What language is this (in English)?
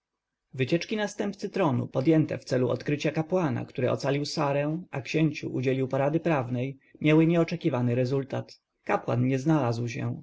Polish